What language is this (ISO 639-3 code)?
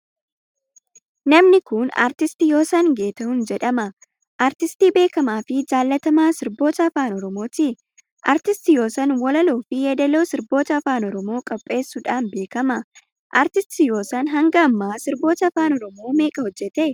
orm